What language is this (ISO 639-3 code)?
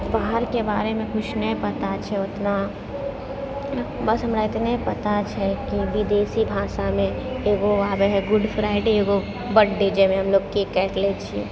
mai